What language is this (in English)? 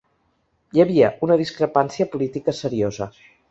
Catalan